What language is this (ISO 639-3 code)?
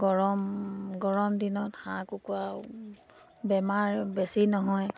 asm